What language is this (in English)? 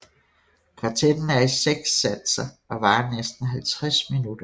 Danish